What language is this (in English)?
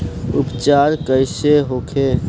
Bhojpuri